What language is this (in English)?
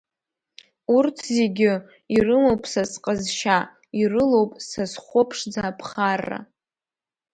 Abkhazian